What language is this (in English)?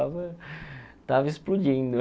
Portuguese